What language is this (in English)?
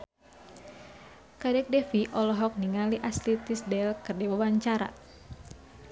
Sundanese